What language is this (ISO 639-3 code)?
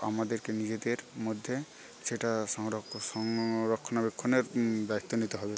ben